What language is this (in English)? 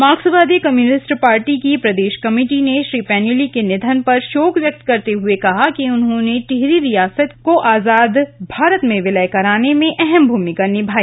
Hindi